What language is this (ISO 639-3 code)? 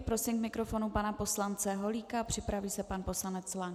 ces